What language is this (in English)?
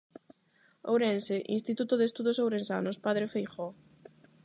Galician